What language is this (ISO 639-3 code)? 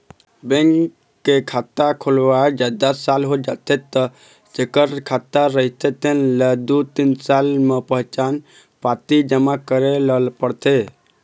hne